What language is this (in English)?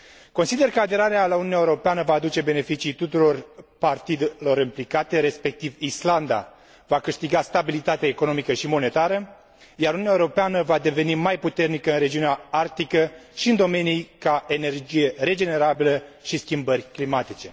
Romanian